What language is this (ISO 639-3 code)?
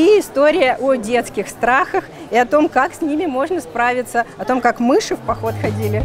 rus